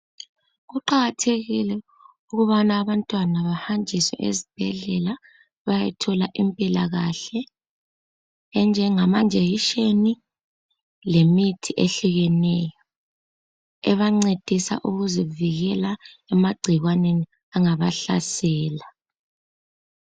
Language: North Ndebele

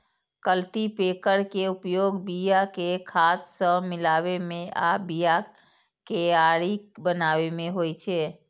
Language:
Maithili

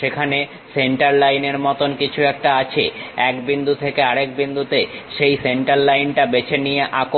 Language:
Bangla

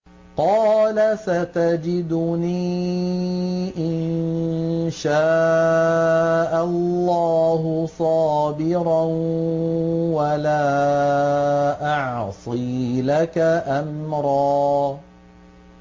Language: Arabic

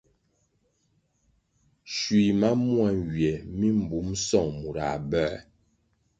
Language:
Kwasio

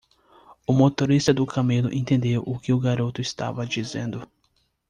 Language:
Portuguese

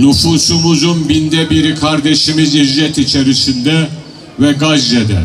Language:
Turkish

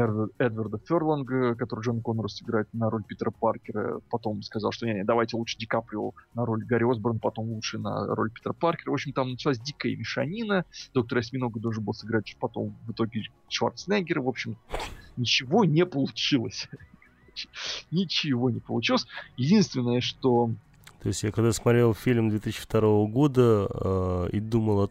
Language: Russian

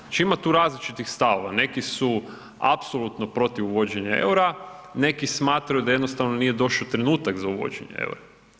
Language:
Croatian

